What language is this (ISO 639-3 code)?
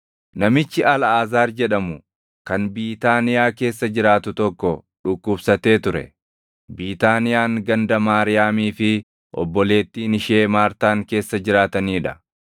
orm